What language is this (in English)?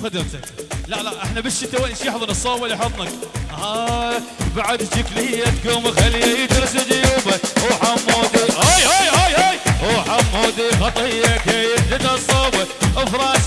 Arabic